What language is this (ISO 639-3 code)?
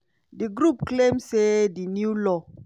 pcm